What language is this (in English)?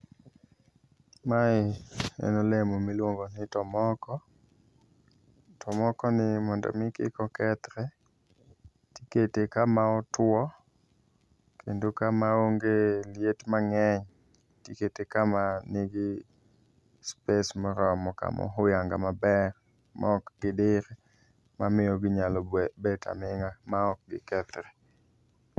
Luo (Kenya and Tanzania)